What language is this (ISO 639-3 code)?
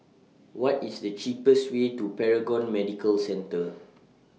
eng